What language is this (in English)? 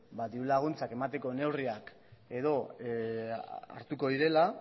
Basque